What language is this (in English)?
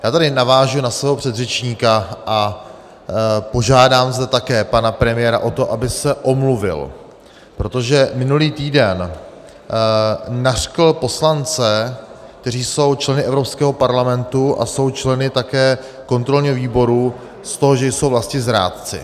Czech